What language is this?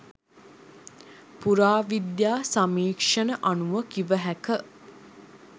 Sinhala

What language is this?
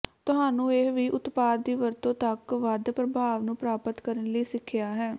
Punjabi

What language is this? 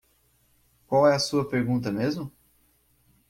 Portuguese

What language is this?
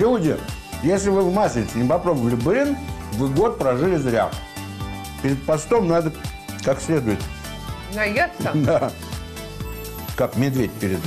Russian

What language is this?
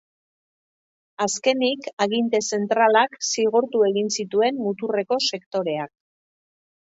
Basque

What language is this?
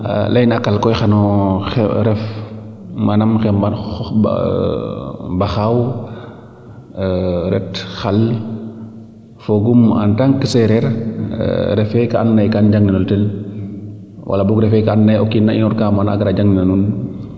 Serer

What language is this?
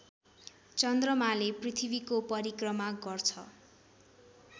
Nepali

